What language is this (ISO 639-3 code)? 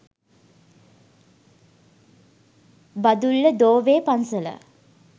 sin